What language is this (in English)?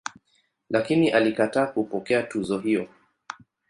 Swahili